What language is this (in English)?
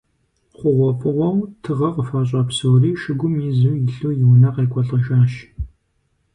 Kabardian